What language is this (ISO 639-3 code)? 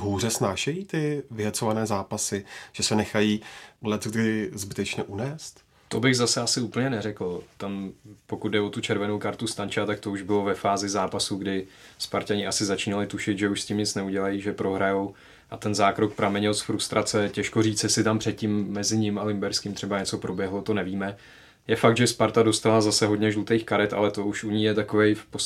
ces